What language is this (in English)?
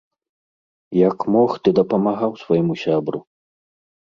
Belarusian